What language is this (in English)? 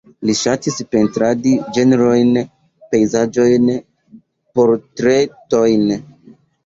Esperanto